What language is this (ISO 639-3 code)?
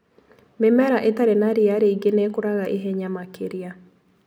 kik